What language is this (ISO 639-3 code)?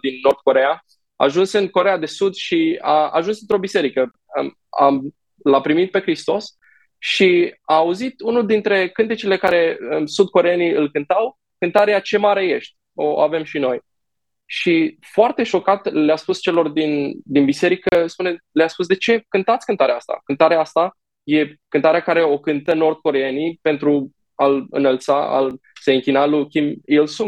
ron